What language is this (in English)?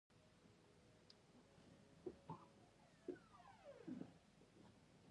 Pashto